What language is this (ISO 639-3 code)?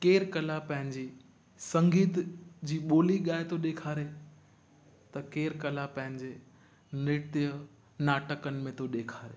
snd